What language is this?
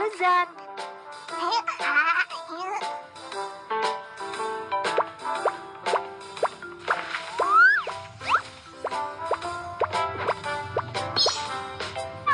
Indonesian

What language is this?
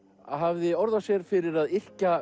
Icelandic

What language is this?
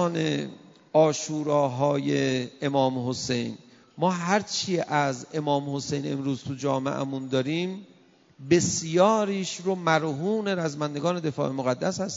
Persian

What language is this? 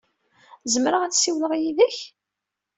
Kabyle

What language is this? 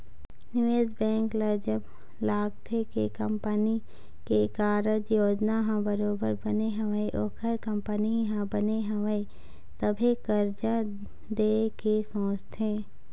Chhattisgarhi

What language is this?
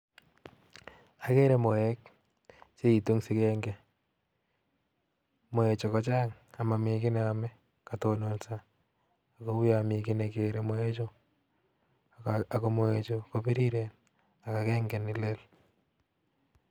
Kalenjin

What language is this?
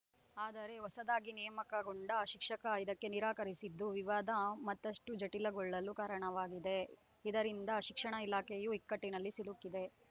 Kannada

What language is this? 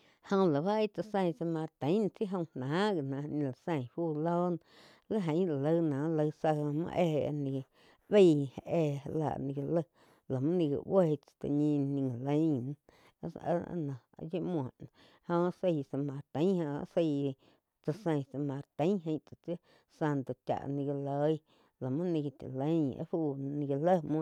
Quiotepec Chinantec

